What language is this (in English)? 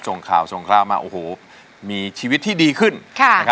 Thai